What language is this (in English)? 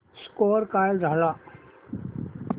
Marathi